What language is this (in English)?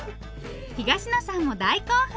Japanese